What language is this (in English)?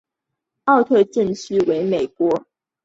Chinese